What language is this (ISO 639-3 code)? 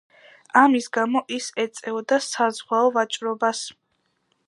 kat